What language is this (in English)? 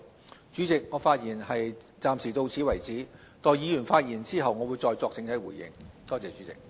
Cantonese